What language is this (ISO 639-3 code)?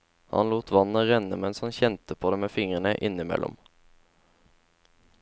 nor